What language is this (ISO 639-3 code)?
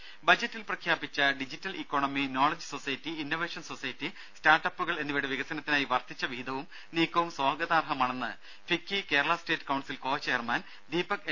mal